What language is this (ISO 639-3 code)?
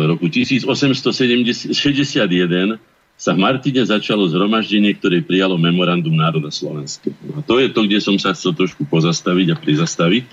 slk